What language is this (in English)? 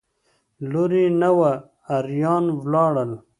Pashto